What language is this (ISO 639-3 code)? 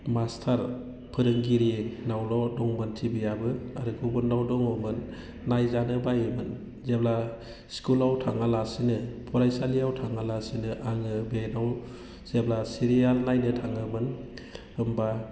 brx